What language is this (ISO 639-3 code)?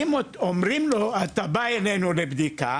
heb